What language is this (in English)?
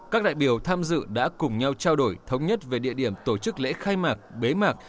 Vietnamese